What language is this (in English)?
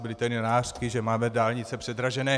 Czech